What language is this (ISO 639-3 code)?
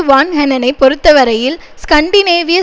tam